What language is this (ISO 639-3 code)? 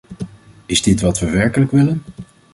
nld